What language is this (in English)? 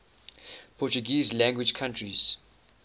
English